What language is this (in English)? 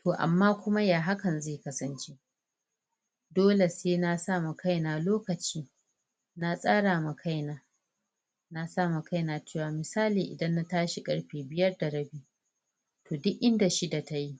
Hausa